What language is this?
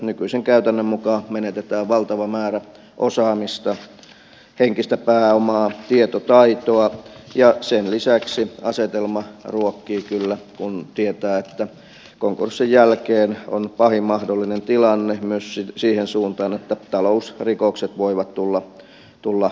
Finnish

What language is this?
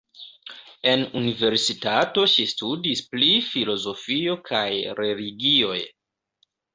Esperanto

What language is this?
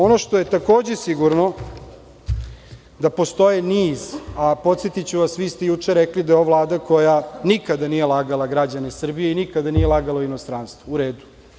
Serbian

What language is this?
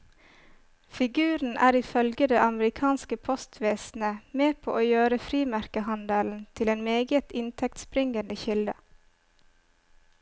Norwegian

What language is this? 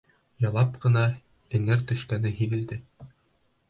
Bashkir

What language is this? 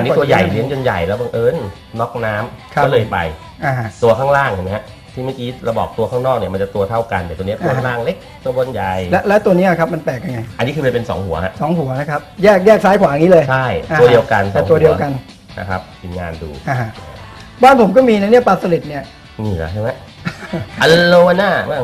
Thai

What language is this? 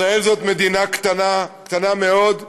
Hebrew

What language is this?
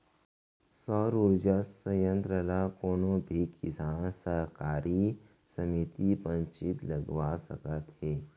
Chhattisgarhi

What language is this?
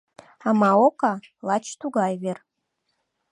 Mari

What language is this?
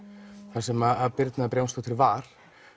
Icelandic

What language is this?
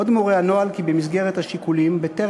Hebrew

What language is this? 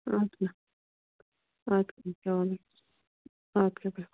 Kashmiri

